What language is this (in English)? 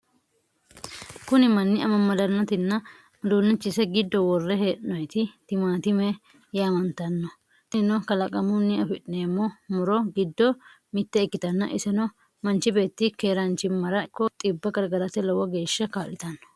Sidamo